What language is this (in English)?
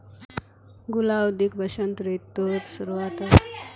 Magahi